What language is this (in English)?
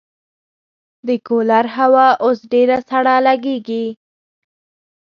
Pashto